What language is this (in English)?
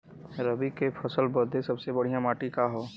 Bhojpuri